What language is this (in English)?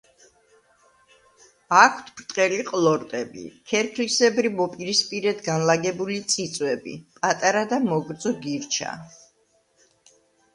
Georgian